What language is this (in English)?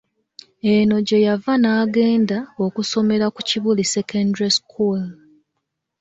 Ganda